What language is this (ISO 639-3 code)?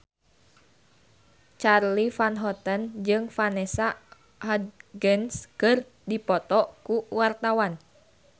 sun